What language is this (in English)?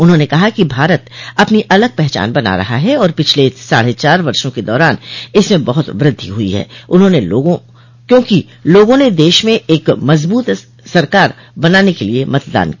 Hindi